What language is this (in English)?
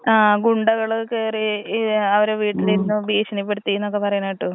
Malayalam